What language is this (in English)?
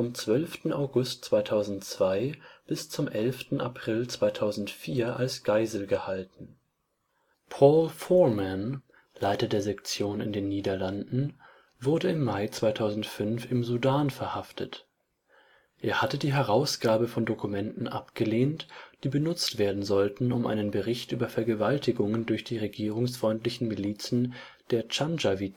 German